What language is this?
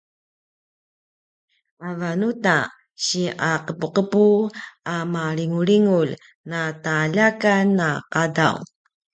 Paiwan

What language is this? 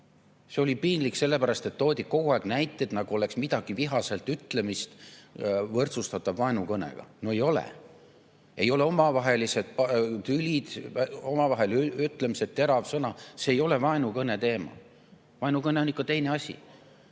Estonian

